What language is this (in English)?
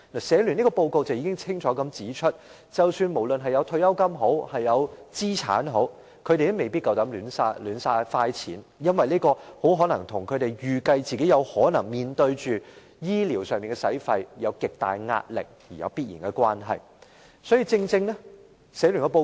Cantonese